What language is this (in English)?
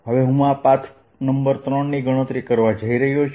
Gujarati